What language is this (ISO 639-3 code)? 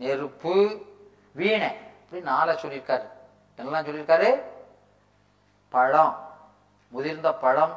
tam